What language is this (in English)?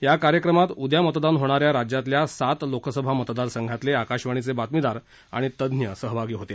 Marathi